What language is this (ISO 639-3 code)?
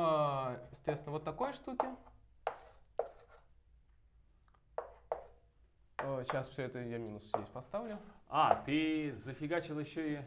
rus